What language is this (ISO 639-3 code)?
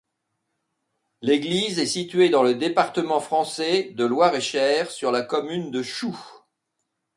fra